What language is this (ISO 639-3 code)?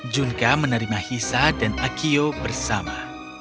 ind